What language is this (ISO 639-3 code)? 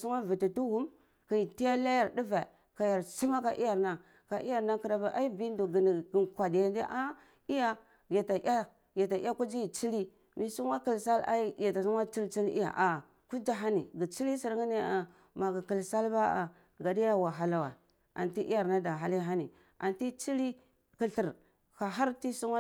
ckl